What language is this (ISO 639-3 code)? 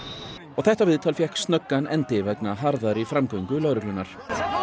isl